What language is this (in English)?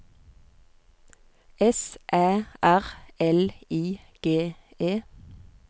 Norwegian